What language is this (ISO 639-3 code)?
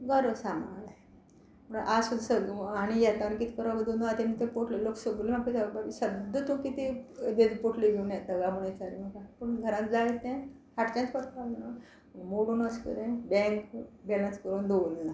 kok